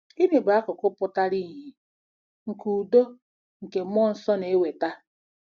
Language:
Igbo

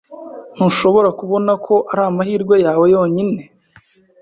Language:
Kinyarwanda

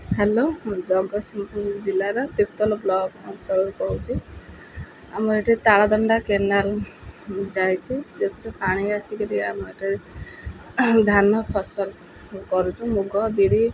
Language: Odia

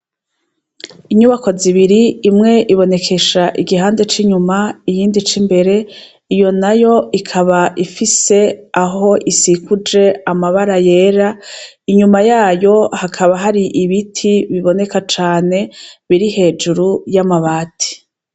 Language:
Rundi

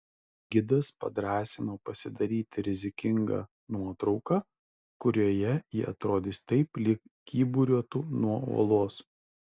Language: Lithuanian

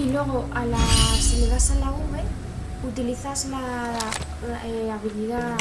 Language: Spanish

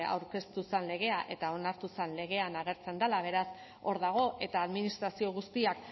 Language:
Basque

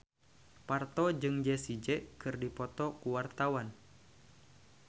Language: Sundanese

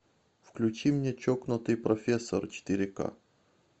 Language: Russian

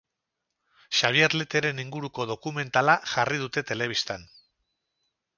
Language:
Basque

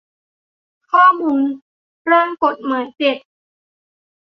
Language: Thai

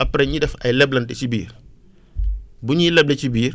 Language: Wolof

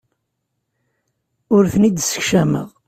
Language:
Kabyle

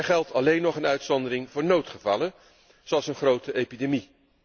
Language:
Dutch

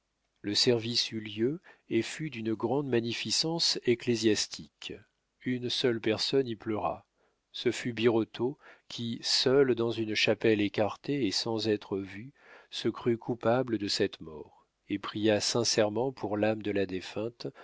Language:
French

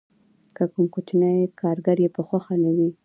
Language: Pashto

